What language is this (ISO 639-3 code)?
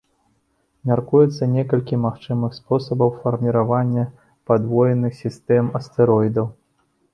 bel